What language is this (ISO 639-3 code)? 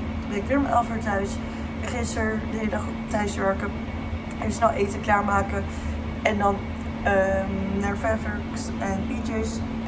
nld